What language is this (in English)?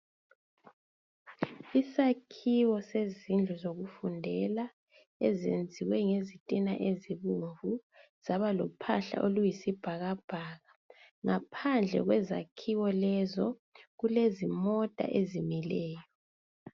North Ndebele